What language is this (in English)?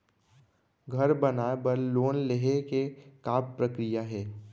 Chhattisgarhi